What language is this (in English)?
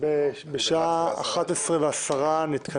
Hebrew